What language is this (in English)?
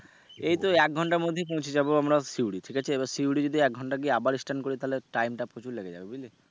Bangla